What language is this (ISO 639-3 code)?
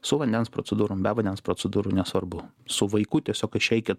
lit